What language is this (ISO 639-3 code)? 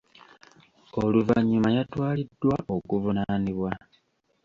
lug